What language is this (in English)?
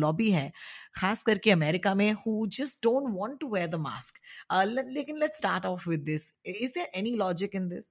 Hindi